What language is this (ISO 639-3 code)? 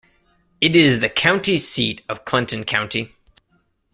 eng